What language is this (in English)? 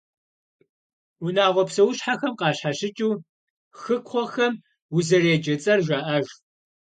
Kabardian